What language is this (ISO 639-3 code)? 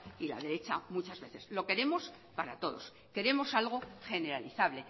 spa